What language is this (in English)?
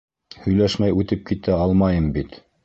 Bashkir